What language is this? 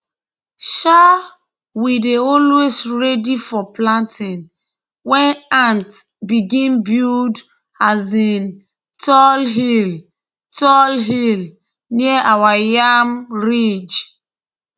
Nigerian Pidgin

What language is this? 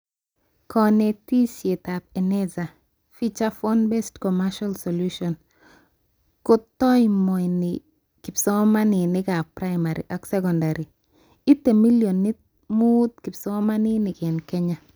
Kalenjin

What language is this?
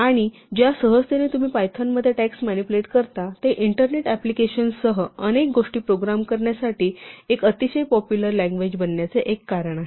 Marathi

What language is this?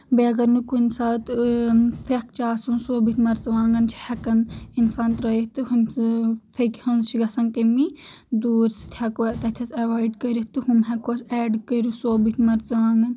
Kashmiri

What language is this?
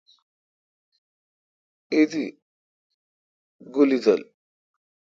Kalkoti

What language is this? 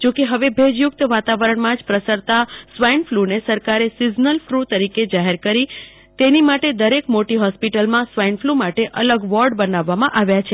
Gujarati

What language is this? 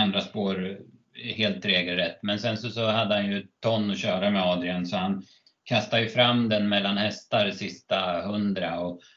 Swedish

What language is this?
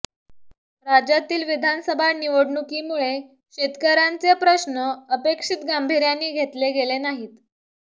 Marathi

